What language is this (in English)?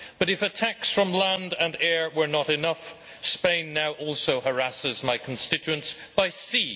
English